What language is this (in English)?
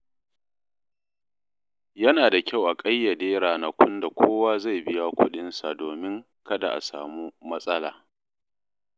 Hausa